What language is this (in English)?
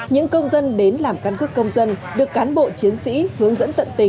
Vietnamese